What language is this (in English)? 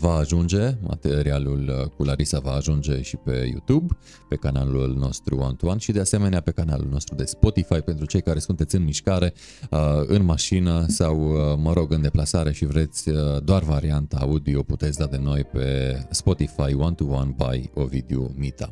Romanian